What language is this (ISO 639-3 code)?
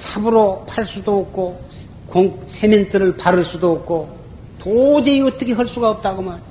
kor